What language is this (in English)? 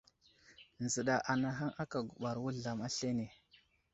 Wuzlam